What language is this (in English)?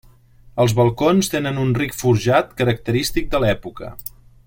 Catalan